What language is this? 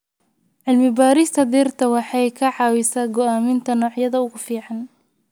Somali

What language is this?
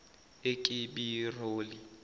Zulu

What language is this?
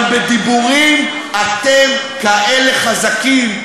Hebrew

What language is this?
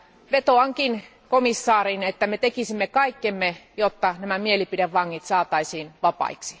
Finnish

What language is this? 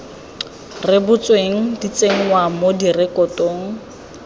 Tswana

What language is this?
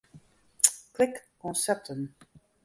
Western Frisian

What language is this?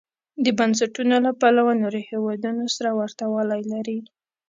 Pashto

